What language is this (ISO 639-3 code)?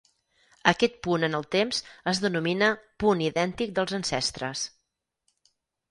cat